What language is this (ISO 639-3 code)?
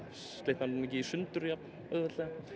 isl